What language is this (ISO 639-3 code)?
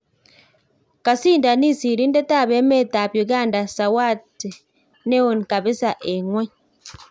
kln